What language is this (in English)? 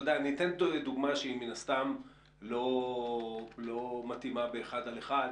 Hebrew